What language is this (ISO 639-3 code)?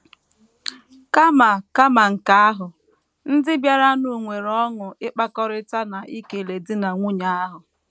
ibo